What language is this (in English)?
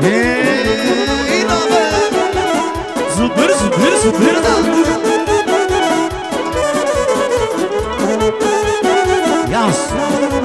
Romanian